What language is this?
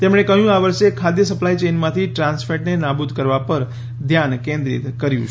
Gujarati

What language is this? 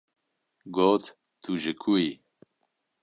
Kurdish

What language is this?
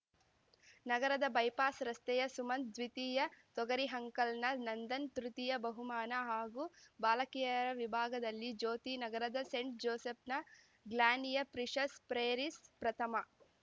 Kannada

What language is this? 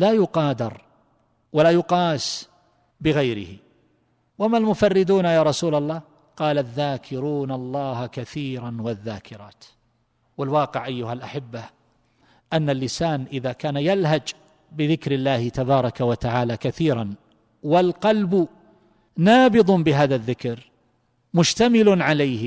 Arabic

